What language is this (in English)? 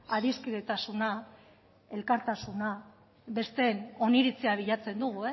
Basque